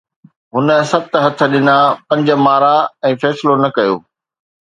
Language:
Sindhi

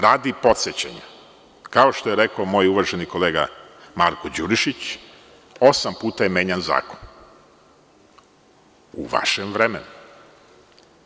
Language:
Serbian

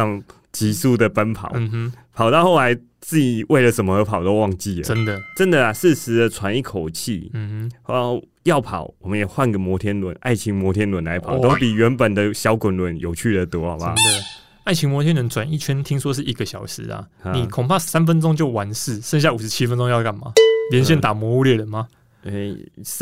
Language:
Chinese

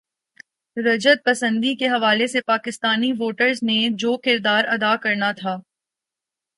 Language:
Urdu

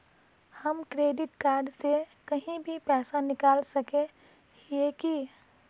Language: Magahi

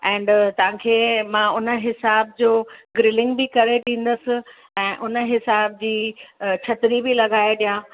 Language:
Sindhi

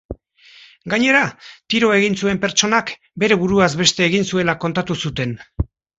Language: Basque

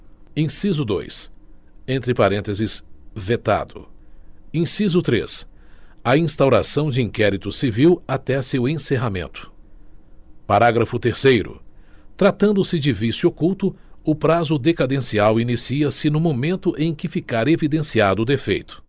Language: Portuguese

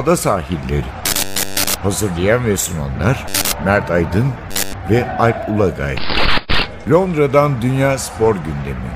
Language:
Turkish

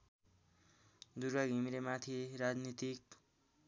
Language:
Nepali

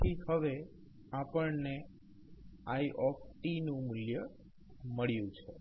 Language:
Gujarati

